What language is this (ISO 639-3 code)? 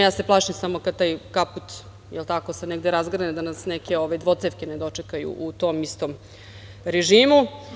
srp